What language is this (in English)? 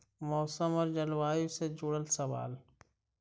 Magahi